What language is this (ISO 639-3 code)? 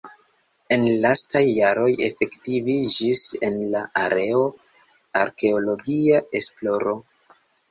epo